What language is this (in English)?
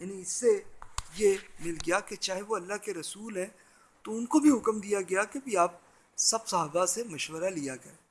Urdu